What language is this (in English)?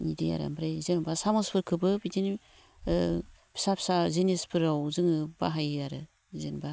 Bodo